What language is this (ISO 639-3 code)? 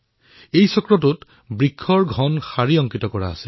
asm